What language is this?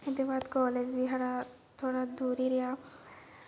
Dogri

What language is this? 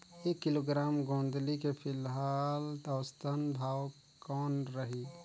Chhattisgarhi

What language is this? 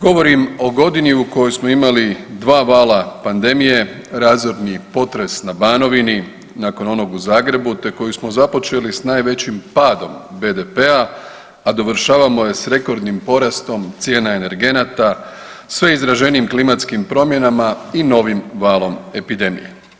Croatian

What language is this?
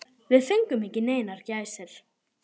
Icelandic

